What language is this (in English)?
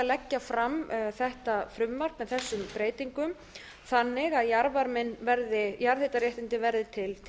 Icelandic